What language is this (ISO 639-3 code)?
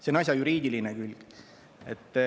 est